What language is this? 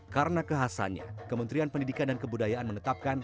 Indonesian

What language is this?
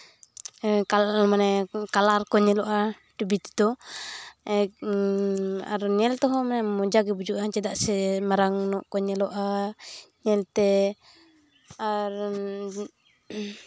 Santali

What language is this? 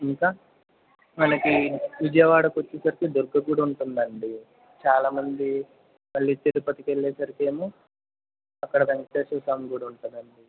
Telugu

